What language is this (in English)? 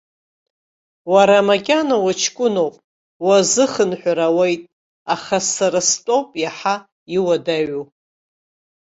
Abkhazian